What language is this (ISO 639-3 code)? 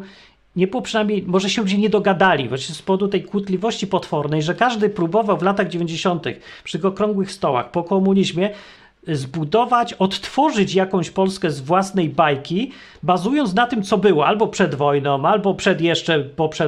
pol